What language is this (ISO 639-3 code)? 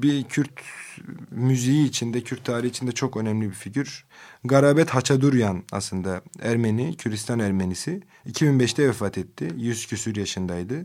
tur